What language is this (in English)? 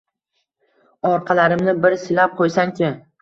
Uzbek